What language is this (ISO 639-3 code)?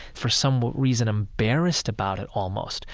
eng